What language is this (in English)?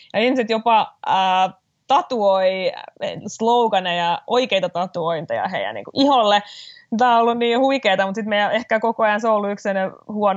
Finnish